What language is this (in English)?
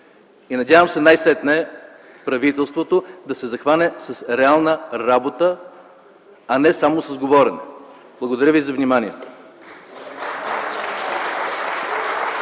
Bulgarian